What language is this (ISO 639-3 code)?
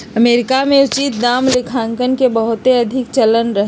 mag